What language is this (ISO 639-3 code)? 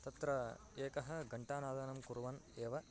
san